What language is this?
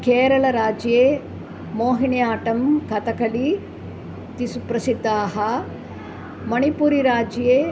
Sanskrit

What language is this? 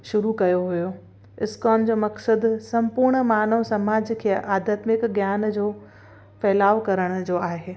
Sindhi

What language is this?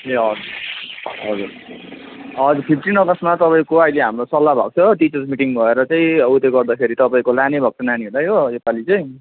Nepali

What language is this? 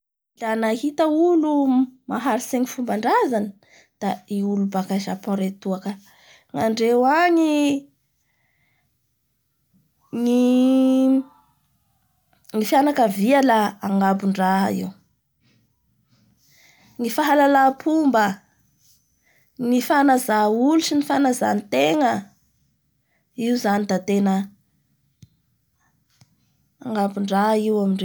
Bara Malagasy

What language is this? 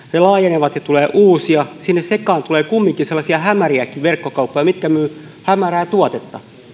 Finnish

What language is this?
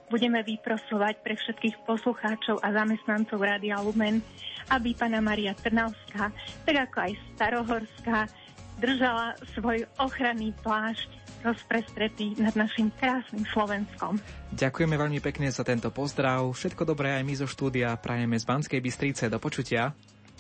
Slovak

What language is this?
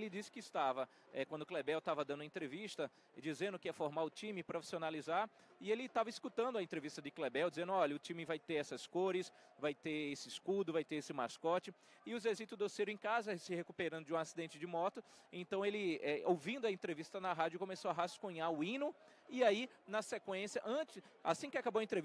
Portuguese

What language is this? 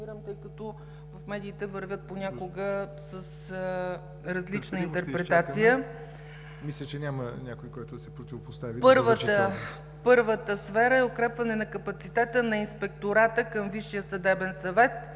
Bulgarian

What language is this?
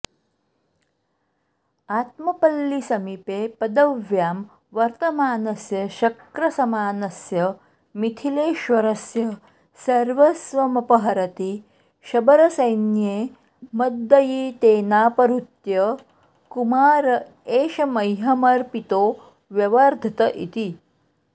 Sanskrit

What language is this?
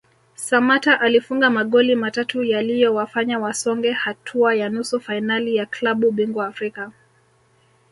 Swahili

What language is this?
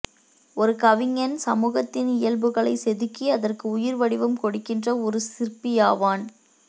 Tamil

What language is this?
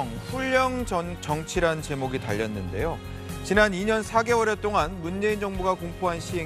Korean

